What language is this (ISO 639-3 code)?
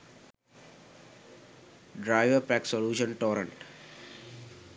sin